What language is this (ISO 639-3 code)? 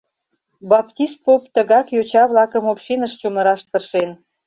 chm